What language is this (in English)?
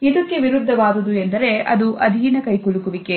Kannada